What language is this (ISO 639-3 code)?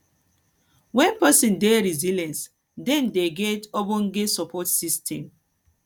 pcm